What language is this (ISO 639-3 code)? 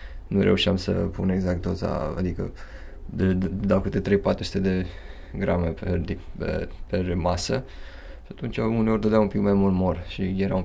ron